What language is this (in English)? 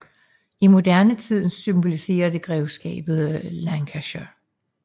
Danish